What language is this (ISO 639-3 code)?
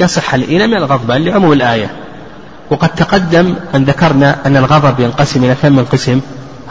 ara